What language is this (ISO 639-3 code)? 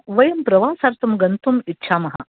san